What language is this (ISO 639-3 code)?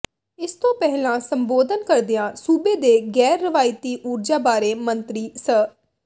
pan